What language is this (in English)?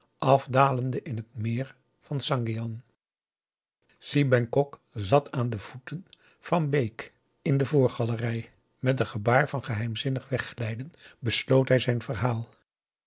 Dutch